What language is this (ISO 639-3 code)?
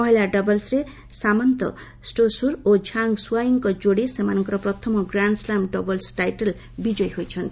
ori